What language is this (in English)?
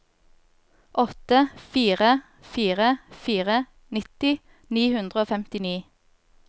Norwegian